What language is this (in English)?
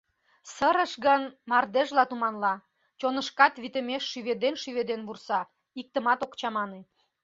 Mari